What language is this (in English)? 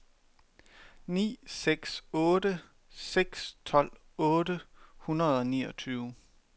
Danish